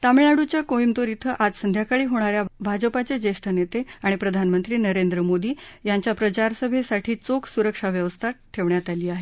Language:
Marathi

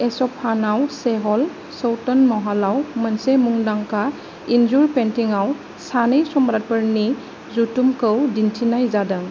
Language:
Bodo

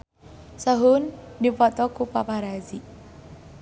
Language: Sundanese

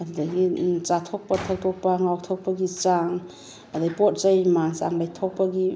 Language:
Manipuri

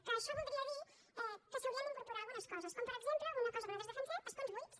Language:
Catalan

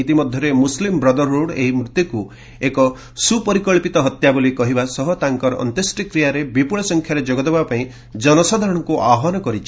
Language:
Odia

